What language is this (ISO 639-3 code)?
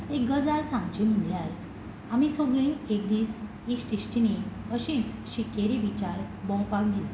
kok